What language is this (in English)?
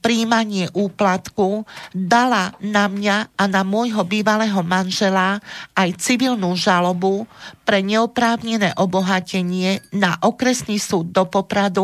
Slovak